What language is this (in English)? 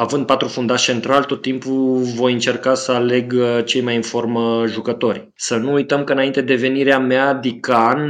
Romanian